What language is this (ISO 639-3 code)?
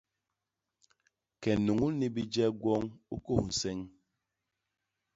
bas